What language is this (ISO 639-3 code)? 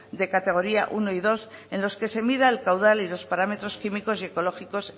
spa